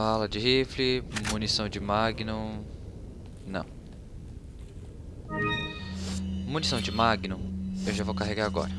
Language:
Portuguese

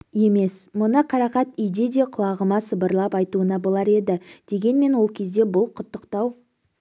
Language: Kazakh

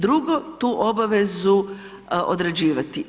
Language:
Croatian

